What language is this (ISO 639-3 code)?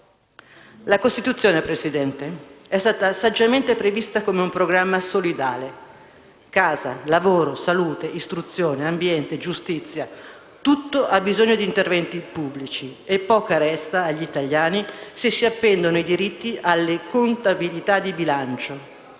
ita